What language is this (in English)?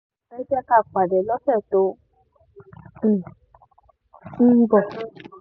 Yoruba